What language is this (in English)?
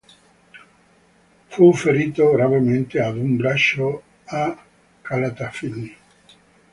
Italian